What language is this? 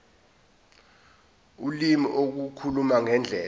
Zulu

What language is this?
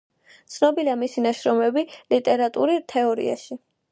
Georgian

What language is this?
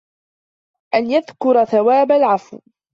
Arabic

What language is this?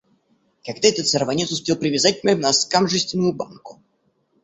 Russian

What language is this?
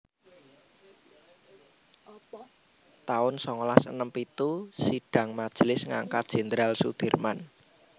Javanese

